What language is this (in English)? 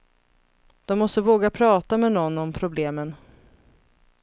Swedish